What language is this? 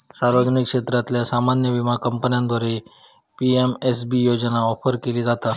Marathi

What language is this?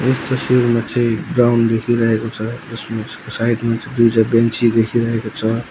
Nepali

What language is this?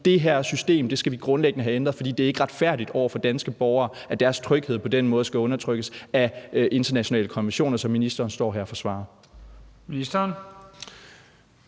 Danish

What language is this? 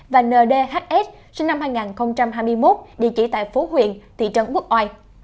Vietnamese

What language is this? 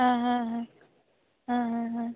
Konkani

